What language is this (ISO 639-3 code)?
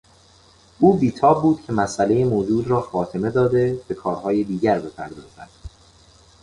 fas